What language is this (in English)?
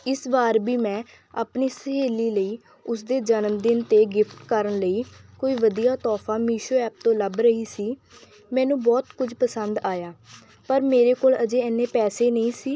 Punjabi